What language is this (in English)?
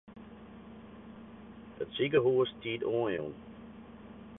Western Frisian